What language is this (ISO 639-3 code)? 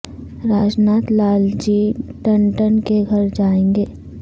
urd